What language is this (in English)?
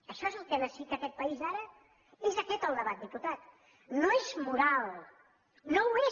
Catalan